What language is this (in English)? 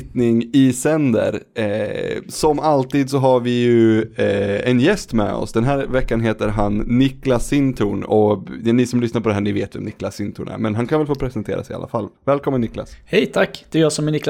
Swedish